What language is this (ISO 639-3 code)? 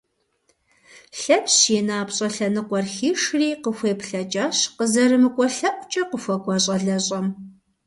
kbd